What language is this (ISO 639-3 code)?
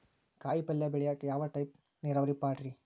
kan